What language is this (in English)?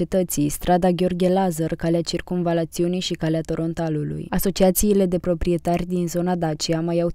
Romanian